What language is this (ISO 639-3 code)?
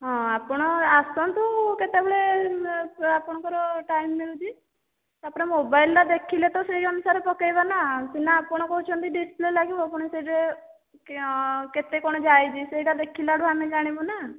ori